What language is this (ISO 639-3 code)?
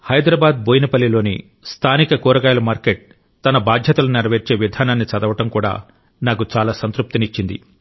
tel